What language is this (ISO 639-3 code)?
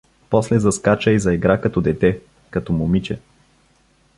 bul